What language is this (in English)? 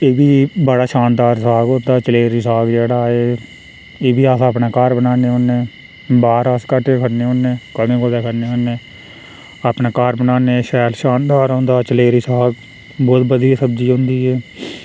Dogri